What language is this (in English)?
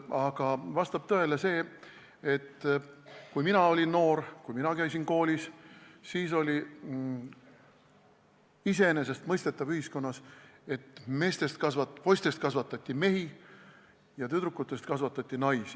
Estonian